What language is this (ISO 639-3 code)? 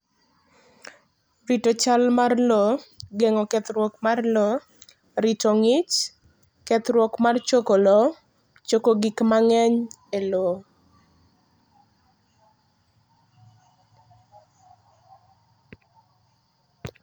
luo